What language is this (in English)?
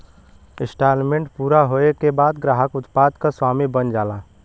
Bhojpuri